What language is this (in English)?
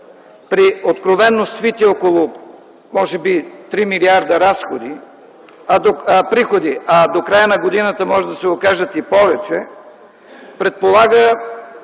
Bulgarian